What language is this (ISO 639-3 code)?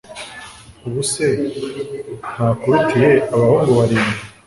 kin